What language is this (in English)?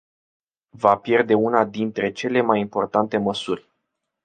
Romanian